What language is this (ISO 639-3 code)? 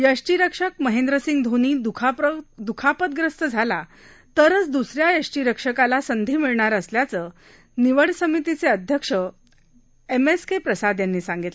mar